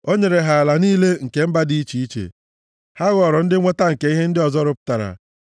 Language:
Igbo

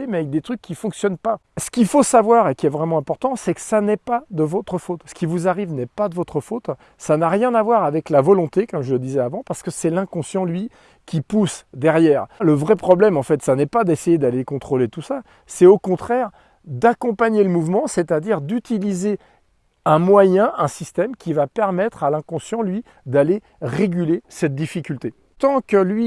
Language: French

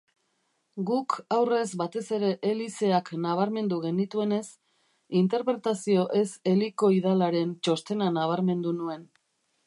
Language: Basque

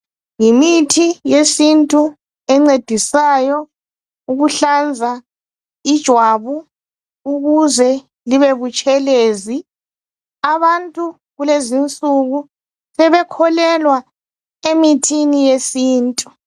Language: North Ndebele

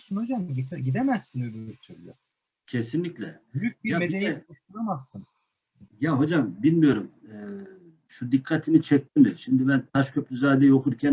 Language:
Turkish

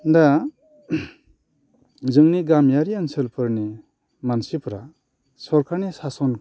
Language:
Bodo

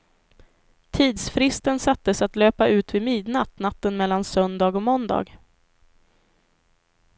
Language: Swedish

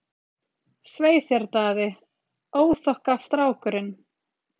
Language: Icelandic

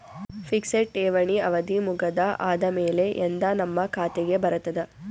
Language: Kannada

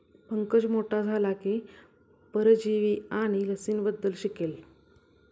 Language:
Marathi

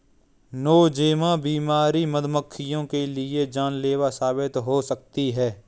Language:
Hindi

